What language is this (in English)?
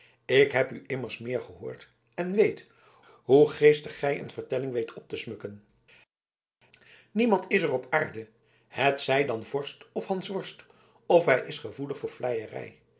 Dutch